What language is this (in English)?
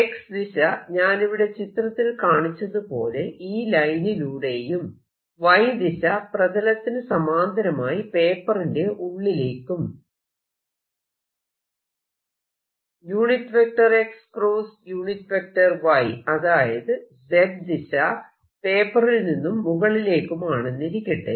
Malayalam